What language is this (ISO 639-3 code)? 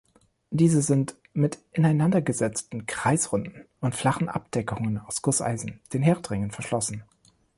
deu